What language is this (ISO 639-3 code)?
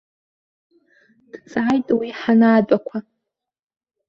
abk